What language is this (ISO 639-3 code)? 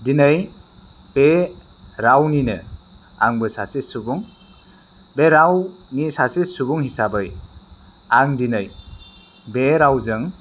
brx